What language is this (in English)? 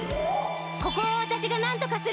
Japanese